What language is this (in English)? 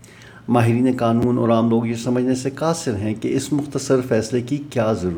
Urdu